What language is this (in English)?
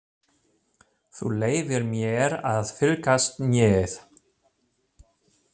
Icelandic